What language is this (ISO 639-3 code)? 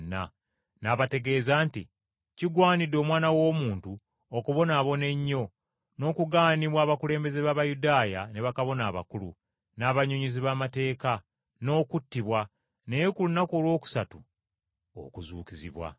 lug